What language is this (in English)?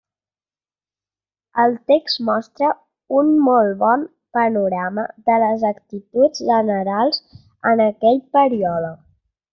Catalan